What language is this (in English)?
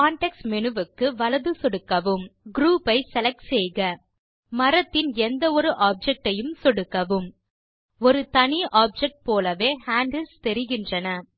Tamil